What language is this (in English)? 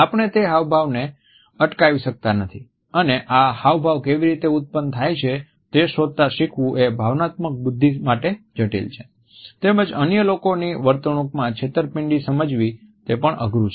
Gujarati